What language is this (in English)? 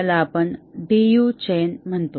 Marathi